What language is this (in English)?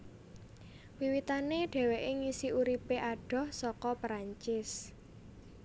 Javanese